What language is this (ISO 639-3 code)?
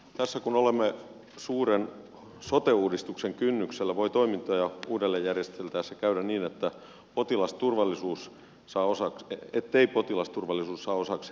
fin